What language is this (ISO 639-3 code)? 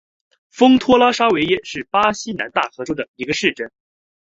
zho